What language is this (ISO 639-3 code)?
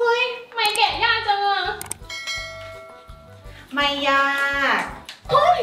tha